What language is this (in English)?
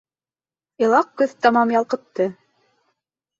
Bashkir